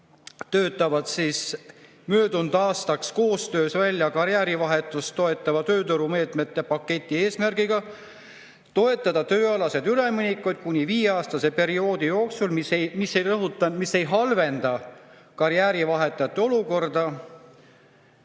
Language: Estonian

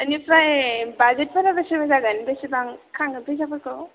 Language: Bodo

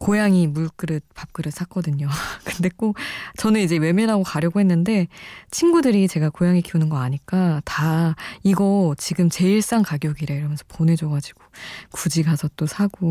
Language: Korean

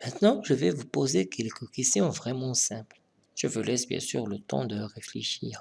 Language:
French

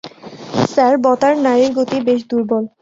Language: Bangla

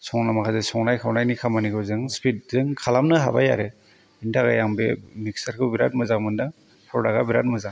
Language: Bodo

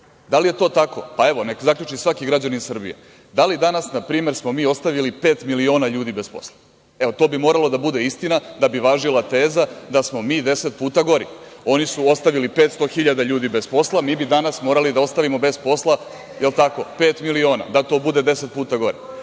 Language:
Serbian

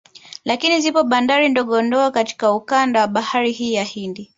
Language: Swahili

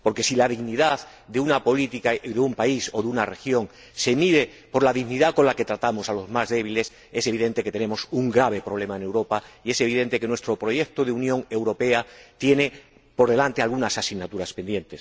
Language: Spanish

